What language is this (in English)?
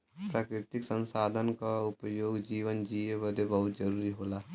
Bhojpuri